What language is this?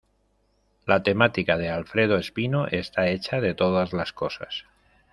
Spanish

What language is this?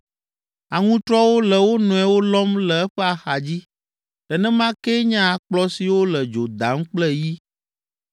Ewe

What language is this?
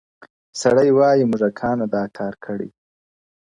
Pashto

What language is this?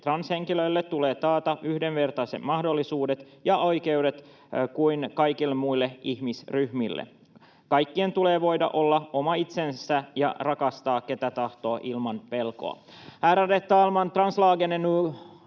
Finnish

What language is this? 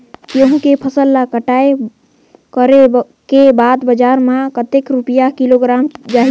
Chhattisgarhi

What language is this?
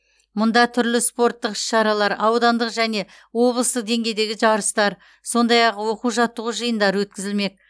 Kazakh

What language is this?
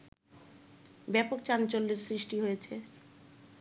Bangla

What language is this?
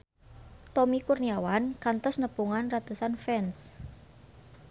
Sundanese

